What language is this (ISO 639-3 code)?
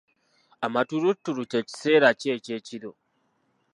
lug